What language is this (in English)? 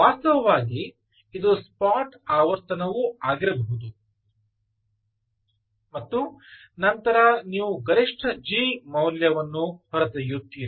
Kannada